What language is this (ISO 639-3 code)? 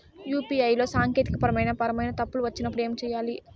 tel